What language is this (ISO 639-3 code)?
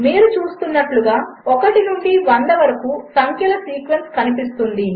tel